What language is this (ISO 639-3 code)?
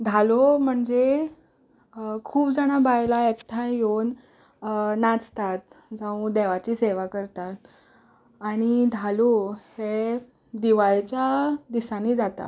kok